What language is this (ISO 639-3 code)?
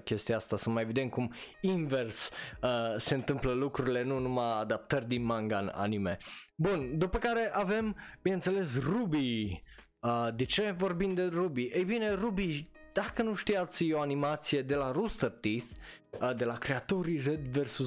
ron